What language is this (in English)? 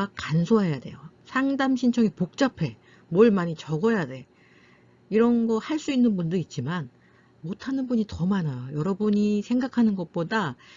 Korean